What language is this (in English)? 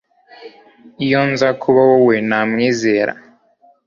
Kinyarwanda